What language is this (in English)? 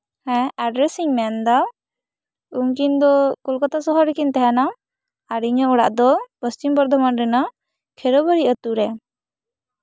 Santali